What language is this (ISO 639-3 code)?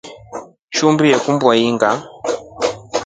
rof